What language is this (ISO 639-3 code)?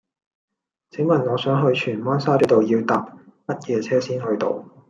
yue